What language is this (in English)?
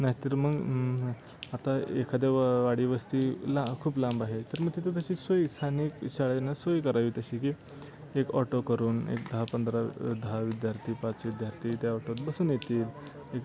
Marathi